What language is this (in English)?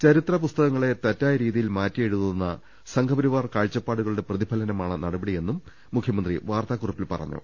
Malayalam